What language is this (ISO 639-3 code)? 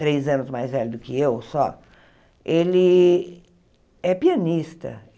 por